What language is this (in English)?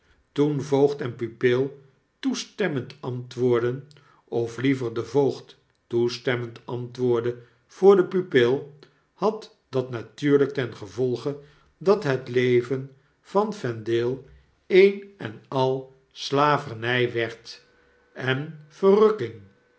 Dutch